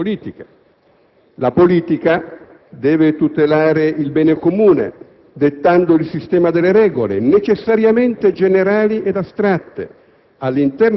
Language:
Italian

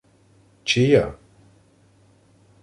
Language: Ukrainian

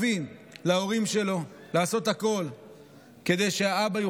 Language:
Hebrew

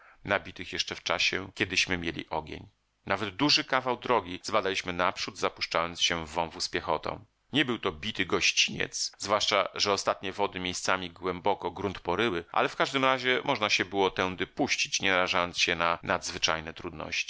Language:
Polish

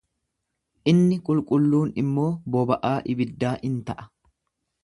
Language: Oromo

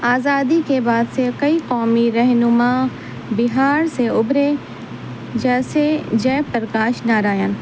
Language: Urdu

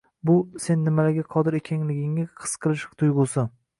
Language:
Uzbek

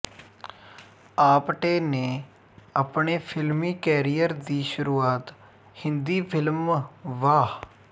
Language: Punjabi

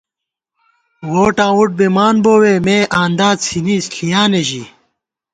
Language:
Gawar-Bati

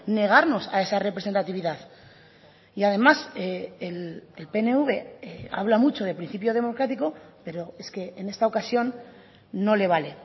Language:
Spanish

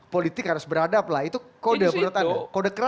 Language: Indonesian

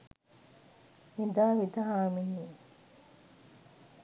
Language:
Sinhala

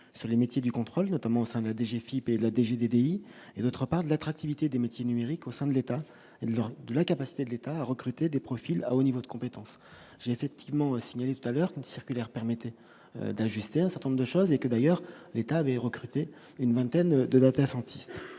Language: French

